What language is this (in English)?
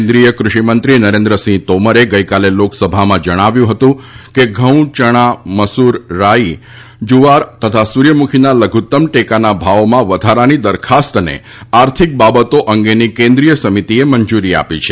Gujarati